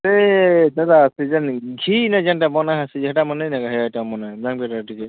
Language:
Odia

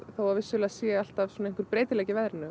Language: Icelandic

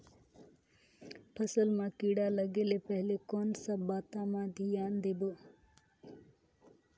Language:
Chhattisgarhi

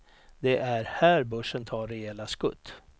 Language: Swedish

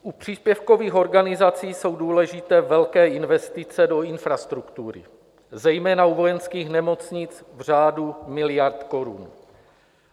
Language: Czech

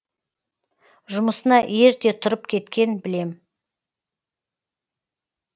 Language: Kazakh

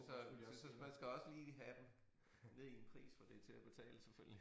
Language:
Danish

